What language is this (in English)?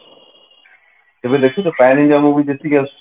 Odia